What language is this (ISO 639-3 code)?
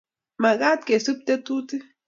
kln